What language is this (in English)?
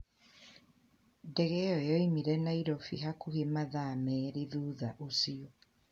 Kikuyu